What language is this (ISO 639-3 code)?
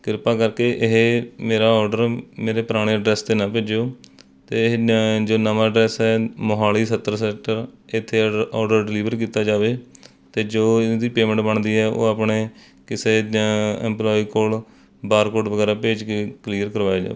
pan